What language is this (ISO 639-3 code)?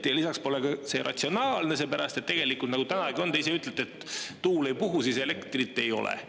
est